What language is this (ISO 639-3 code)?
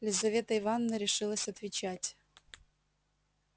rus